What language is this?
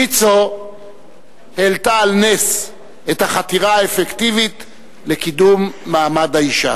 Hebrew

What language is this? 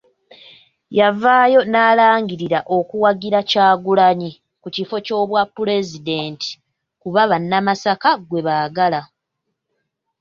Ganda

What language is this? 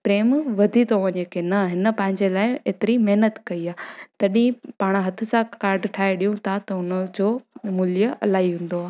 Sindhi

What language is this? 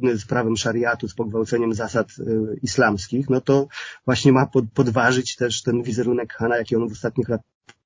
Polish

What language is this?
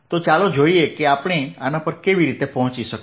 Gujarati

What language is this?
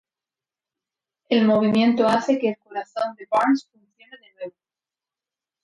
Spanish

